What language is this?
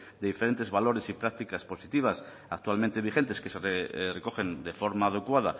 Spanish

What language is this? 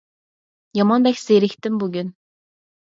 Uyghur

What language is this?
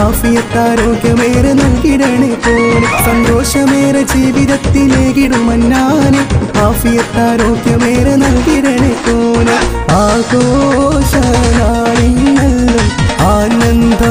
Korean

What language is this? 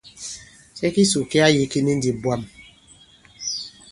Bankon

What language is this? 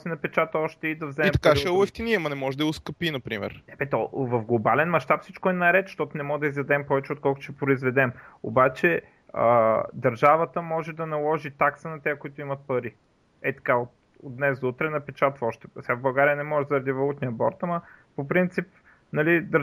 Bulgarian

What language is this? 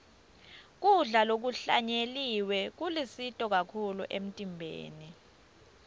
Swati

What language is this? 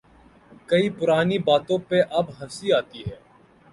Urdu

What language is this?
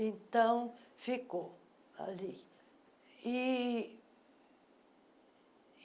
Portuguese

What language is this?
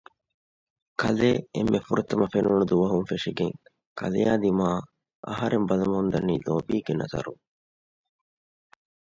Divehi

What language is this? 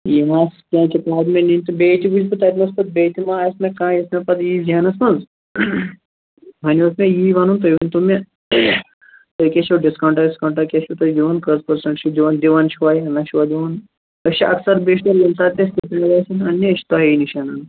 Kashmiri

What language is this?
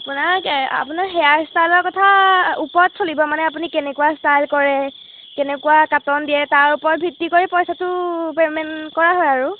Assamese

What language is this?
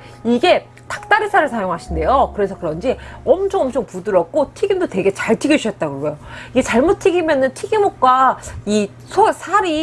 Korean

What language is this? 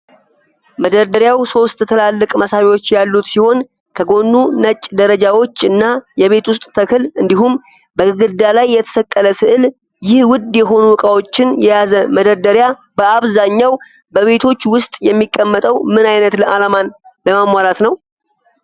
Amharic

